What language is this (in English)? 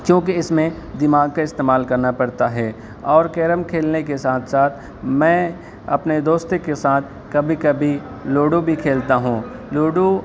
Urdu